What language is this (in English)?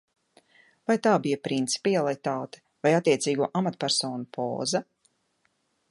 Latvian